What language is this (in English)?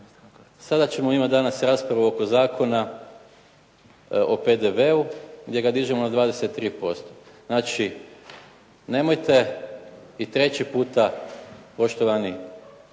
Croatian